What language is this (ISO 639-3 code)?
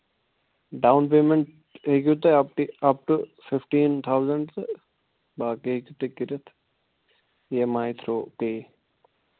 kas